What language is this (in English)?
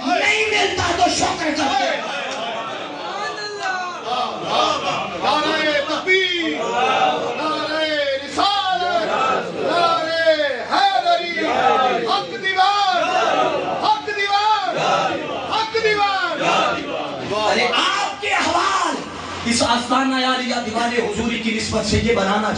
Arabic